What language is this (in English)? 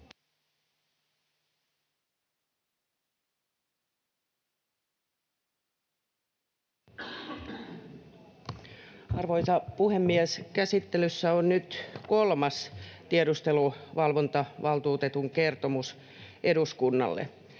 Finnish